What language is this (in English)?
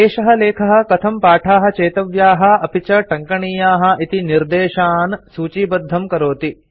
Sanskrit